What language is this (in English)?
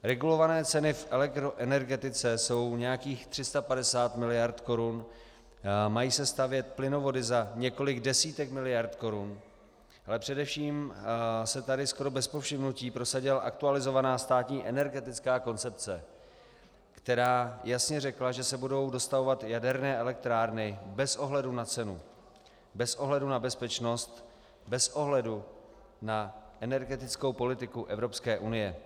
Czech